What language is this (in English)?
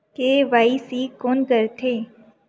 Chhattisgarhi